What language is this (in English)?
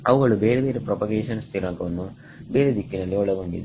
Kannada